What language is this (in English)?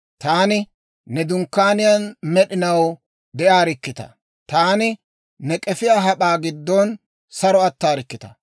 Dawro